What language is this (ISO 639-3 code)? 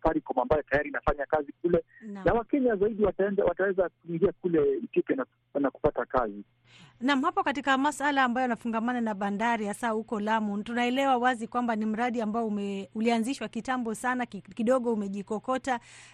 swa